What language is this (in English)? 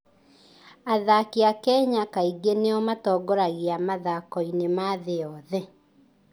Kikuyu